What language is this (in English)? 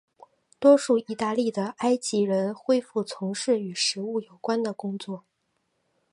Chinese